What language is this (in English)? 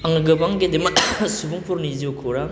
Bodo